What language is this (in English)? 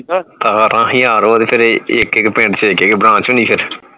Punjabi